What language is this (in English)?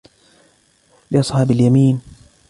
Arabic